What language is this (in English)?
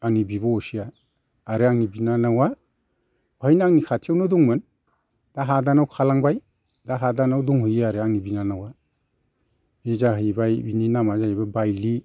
Bodo